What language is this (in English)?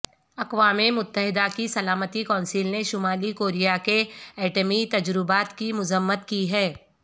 Urdu